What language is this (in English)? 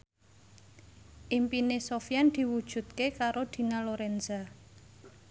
Javanese